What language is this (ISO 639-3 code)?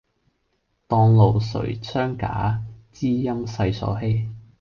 yue